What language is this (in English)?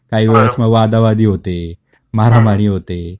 Marathi